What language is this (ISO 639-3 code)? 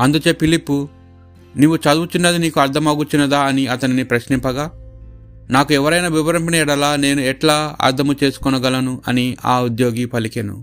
tel